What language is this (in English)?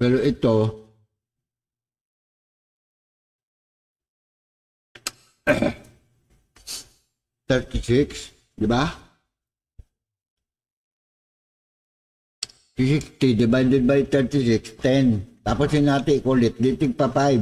Filipino